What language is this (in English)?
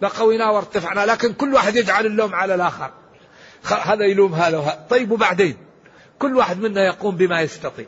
Arabic